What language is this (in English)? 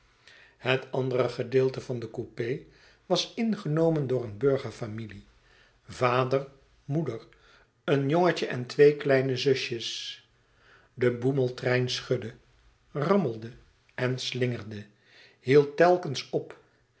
Dutch